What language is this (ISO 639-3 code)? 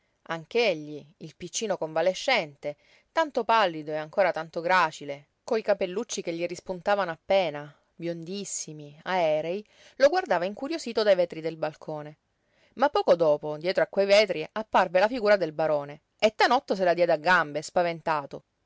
ita